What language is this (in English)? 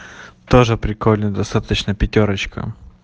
Russian